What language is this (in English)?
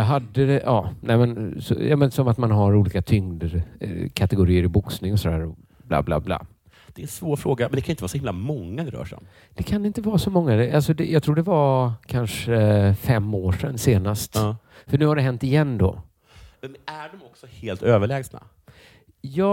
Swedish